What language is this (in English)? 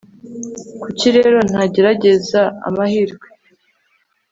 Kinyarwanda